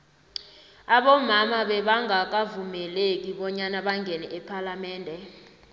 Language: South Ndebele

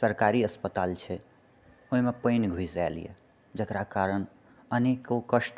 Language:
Maithili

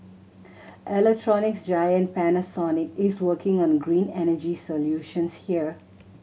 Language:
English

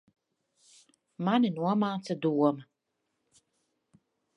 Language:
Latvian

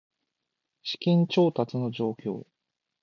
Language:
Japanese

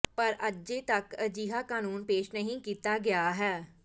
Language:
Punjabi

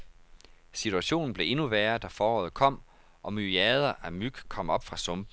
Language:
Danish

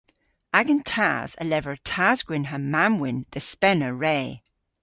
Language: Cornish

